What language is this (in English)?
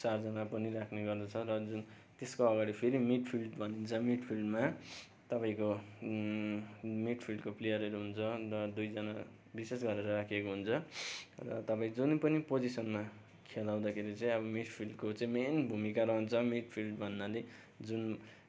Nepali